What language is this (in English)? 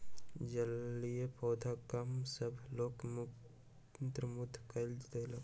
Maithili